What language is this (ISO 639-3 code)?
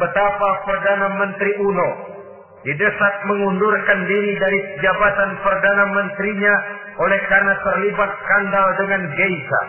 ind